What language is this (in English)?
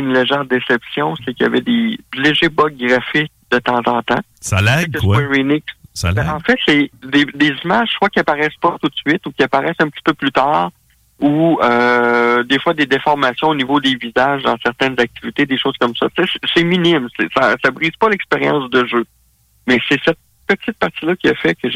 French